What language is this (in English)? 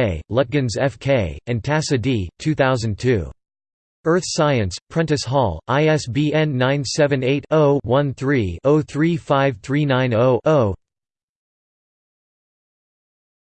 English